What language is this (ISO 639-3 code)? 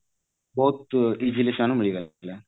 ori